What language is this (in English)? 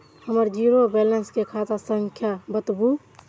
Maithili